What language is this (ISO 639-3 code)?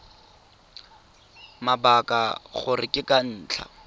tsn